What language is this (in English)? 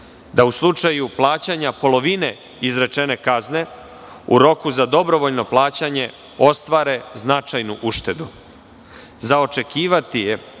Serbian